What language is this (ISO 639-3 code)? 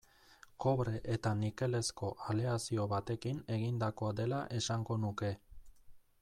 eus